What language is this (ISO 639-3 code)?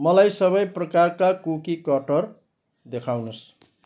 nep